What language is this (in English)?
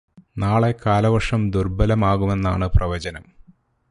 Malayalam